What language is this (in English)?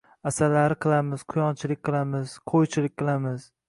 Uzbek